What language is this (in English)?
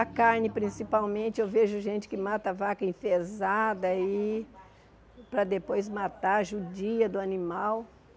Portuguese